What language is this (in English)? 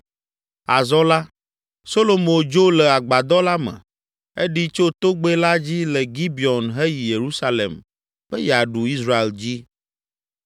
Ewe